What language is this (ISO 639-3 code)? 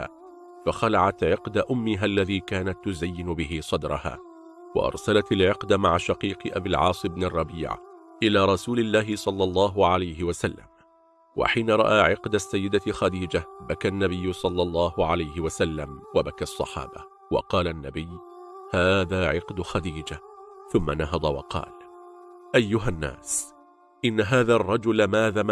ara